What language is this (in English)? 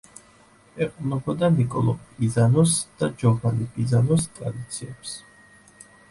Georgian